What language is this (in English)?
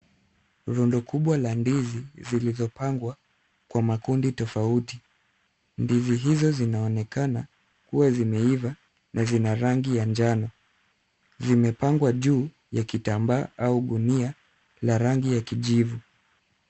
Swahili